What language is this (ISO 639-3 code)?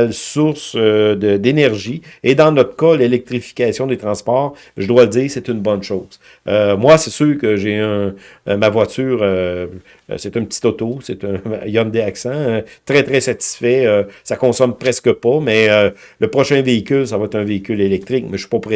fra